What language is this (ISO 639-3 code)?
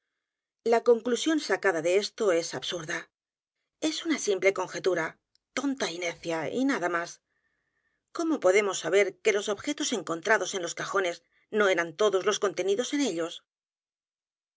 spa